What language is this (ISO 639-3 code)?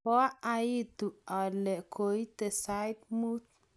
kln